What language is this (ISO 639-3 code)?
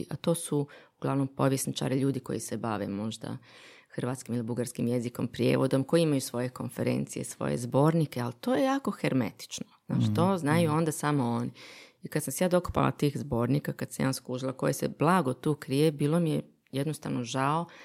hrv